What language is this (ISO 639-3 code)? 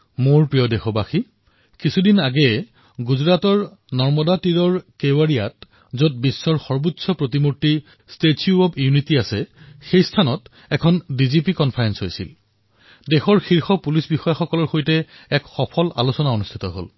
asm